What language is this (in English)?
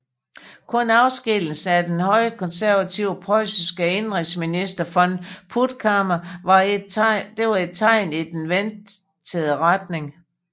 Danish